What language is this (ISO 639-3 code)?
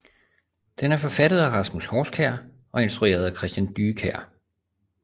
dan